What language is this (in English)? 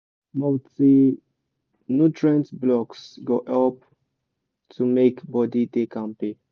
Nigerian Pidgin